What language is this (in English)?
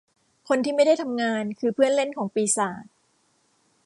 Thai